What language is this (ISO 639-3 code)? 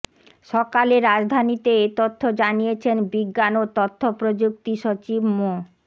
ben